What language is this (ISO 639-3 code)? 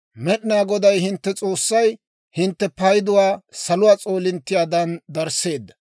dwr